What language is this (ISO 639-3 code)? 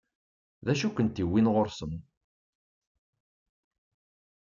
kab